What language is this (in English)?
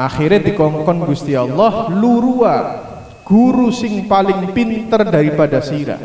Indonesian